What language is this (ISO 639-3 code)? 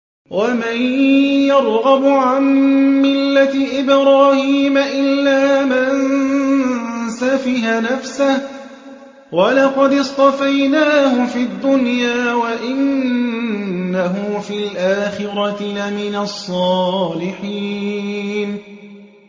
ara